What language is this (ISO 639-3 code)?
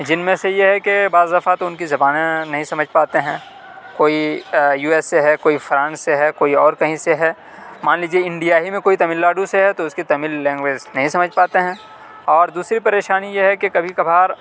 urd